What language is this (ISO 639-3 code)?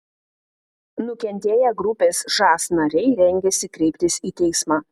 lit